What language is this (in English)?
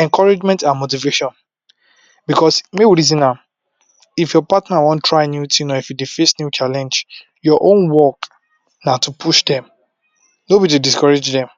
Nigerian Pidgin